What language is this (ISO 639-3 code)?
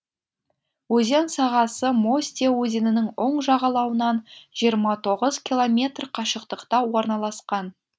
kaz